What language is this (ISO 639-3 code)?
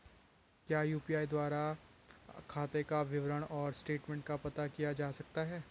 hin